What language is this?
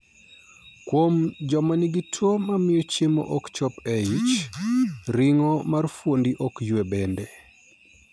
Luo (Kenya and Tanzania)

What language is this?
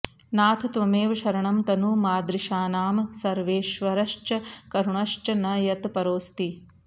Sanskrit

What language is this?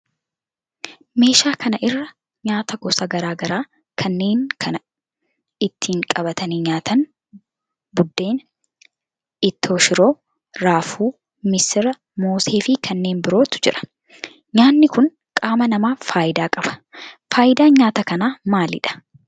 Oromo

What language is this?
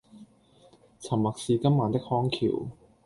Cantonese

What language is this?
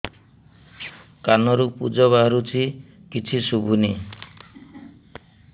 Odia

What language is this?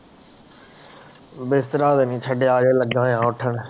Punjabi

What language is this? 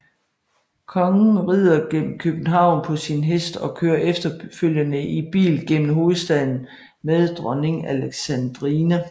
Danish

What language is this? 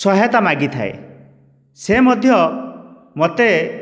Odia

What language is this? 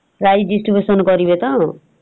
Odia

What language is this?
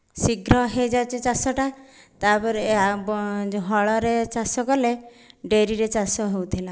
Odia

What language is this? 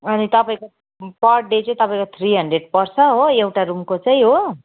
Nepali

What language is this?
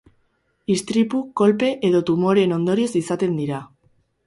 Basque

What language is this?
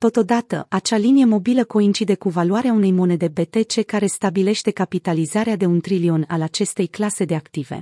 Romanian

